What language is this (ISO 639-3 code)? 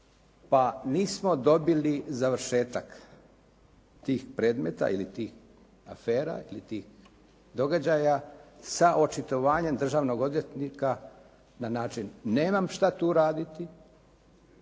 hrv